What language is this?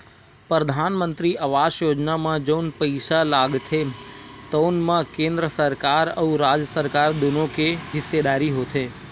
Chhattisgarhi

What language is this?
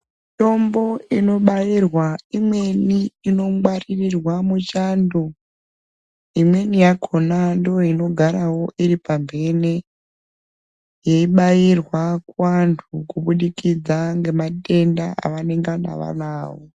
Ndau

